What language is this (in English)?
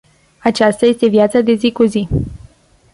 Romanian